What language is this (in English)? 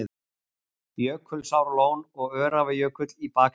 Icelandic